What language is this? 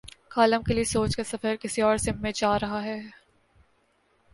Urdu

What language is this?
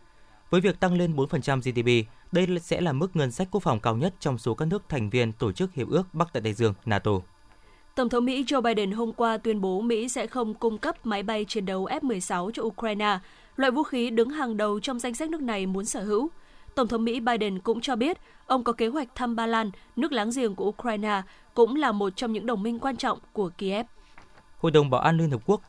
Vietnamese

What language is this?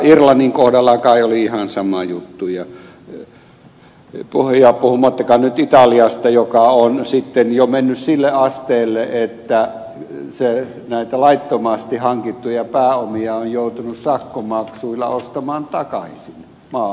Finnish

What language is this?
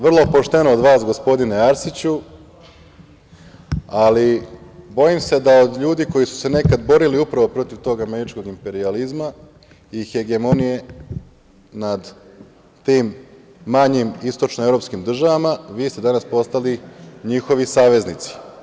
Serbian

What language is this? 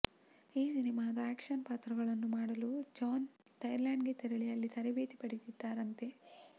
Kannada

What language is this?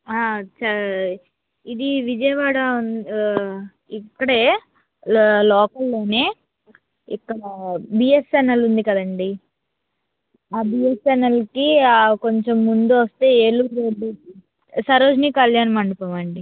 Telugu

